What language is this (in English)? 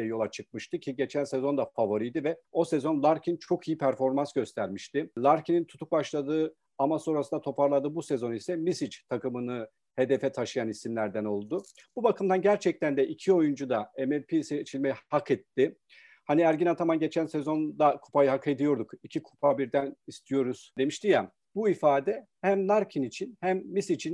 Turkish